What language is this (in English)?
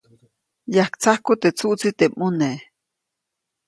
Copainalá Zoque